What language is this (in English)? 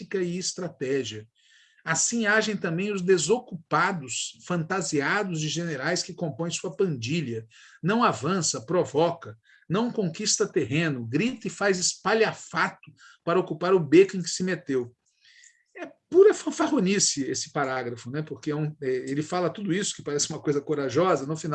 Portuguese